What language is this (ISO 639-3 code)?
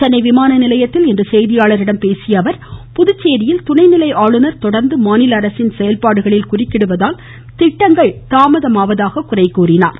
tam